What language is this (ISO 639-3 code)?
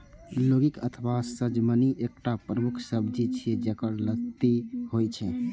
mai